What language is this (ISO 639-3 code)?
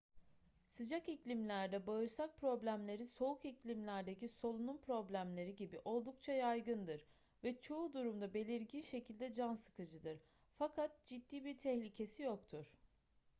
tur